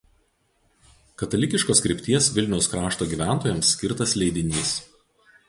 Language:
Lithuanian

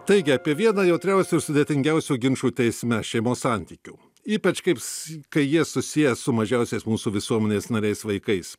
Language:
Lithuanian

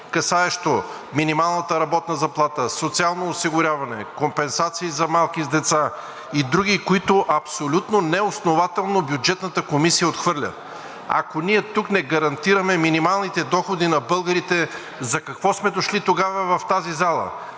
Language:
Bulgarian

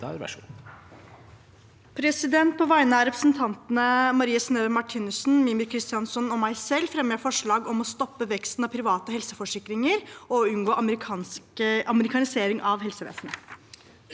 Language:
Norwegian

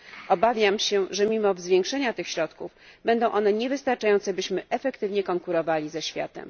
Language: Polish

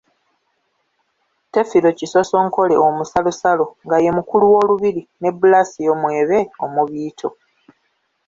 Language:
Ganda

